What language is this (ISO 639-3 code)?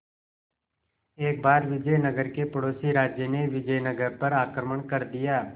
hin